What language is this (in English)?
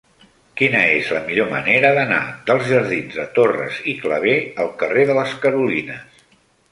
Catalan